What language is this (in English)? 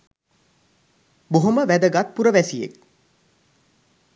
Sinhala